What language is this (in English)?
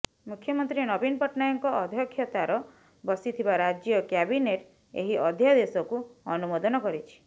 Odia